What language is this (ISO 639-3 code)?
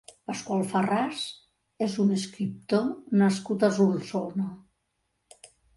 cat